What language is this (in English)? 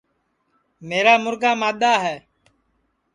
Sansi